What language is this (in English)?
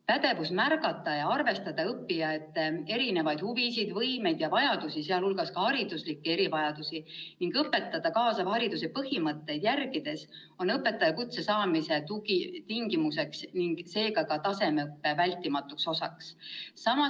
Estonian